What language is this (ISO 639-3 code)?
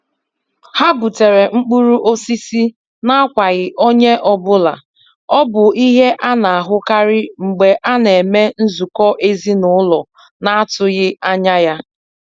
ibo